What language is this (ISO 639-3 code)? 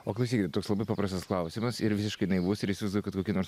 lit